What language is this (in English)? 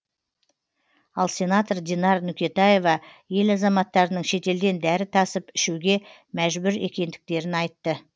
Kazakh